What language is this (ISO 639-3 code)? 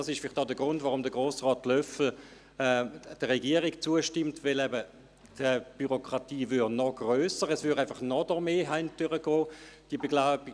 gsw